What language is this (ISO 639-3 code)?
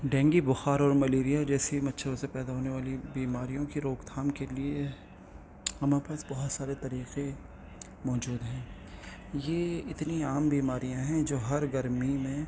urd